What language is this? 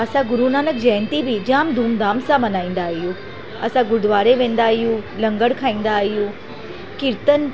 Sindhi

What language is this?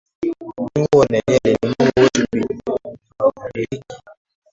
Swahili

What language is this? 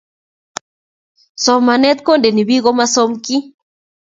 Kalenjin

